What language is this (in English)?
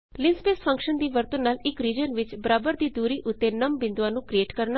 Punjabi